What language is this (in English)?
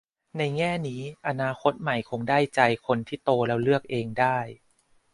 Thai